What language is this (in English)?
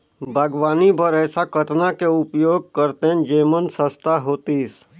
Chhattisgarhi